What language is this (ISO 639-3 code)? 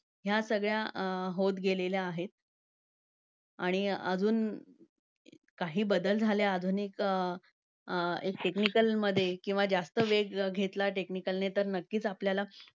mar